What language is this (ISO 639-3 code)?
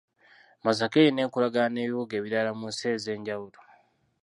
lug